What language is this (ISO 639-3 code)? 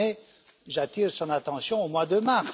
fra